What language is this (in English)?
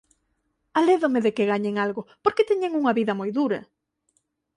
Galician